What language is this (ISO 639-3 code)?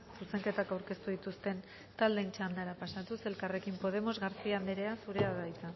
eus